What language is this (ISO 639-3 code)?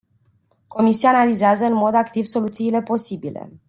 ron